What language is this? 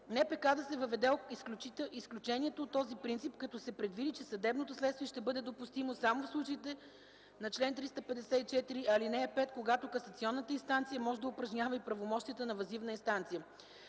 Bulgarian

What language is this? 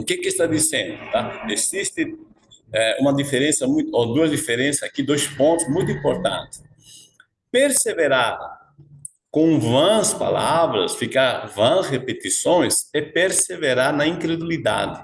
Portuguese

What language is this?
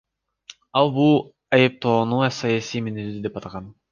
Kyrgyz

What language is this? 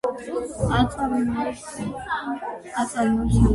Georgian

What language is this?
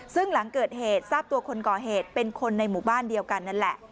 Thai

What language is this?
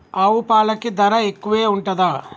Telugu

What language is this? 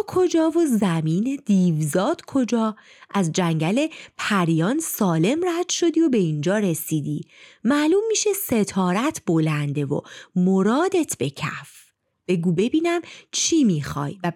Persian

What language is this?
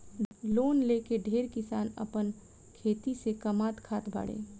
Bhojpuri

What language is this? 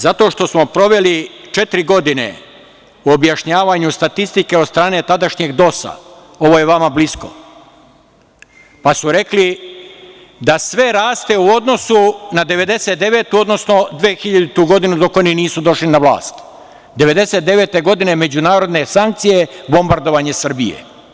Serbian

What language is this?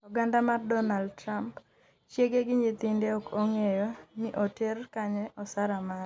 Luo (Kenya and Tanzania)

